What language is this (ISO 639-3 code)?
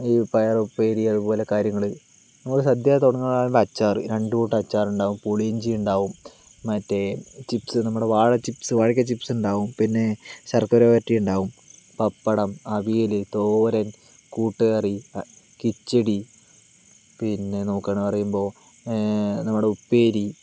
mal